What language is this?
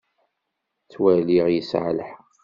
Kabyle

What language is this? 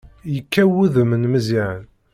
Kabyle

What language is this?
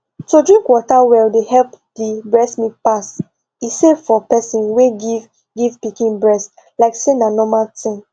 Nigerian Pidgin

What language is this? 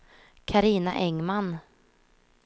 Swedish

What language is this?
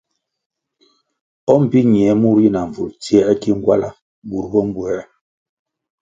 Kwasio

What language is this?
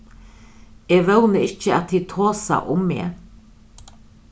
Faroese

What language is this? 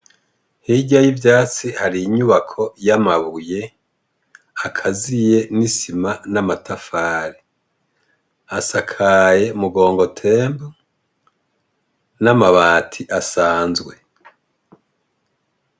Rundi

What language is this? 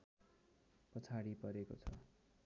Nepali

